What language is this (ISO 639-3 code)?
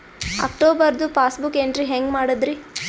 kan